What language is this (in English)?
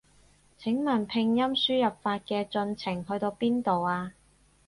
Cantonese